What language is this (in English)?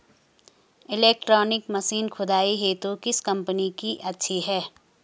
Hindi